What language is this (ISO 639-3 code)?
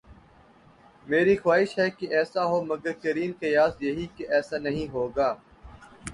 urd